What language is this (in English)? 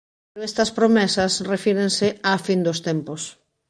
Galician